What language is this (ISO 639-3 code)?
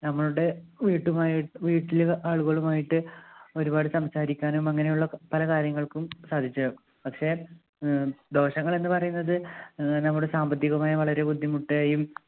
mal